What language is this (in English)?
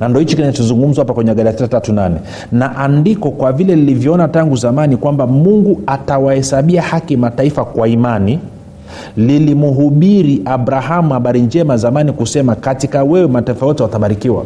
Swahili